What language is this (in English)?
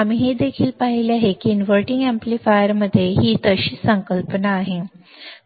Marathi